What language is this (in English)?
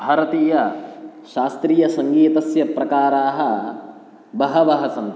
Sanskrit